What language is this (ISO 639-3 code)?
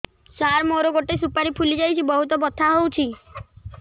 ori